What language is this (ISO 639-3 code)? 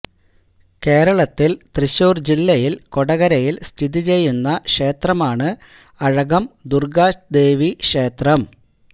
mal